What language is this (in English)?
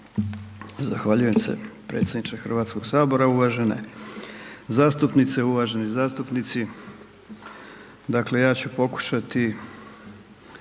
Croatian